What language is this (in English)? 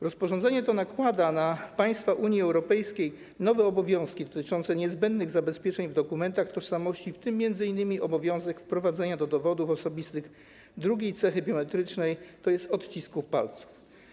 Polish